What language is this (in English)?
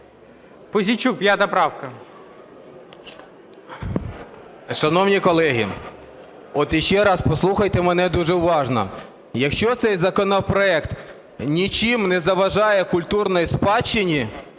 Ukrainian